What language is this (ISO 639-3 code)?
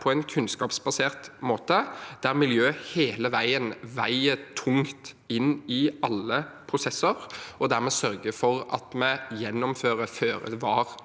nor